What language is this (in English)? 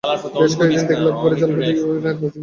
Bangla